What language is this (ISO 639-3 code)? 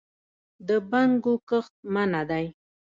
pus